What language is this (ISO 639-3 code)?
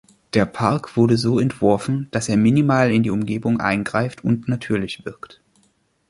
deu